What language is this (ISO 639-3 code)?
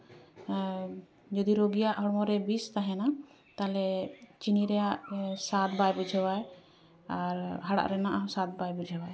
sat